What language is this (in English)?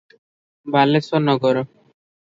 Odia